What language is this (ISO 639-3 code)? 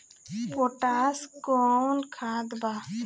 bho